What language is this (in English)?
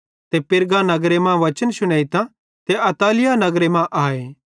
Bhadrawahi